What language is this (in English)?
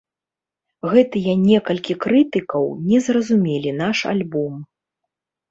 Belarusian